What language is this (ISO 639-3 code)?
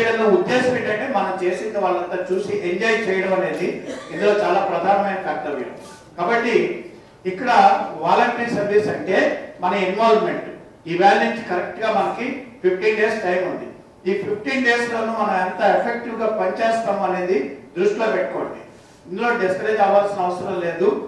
tel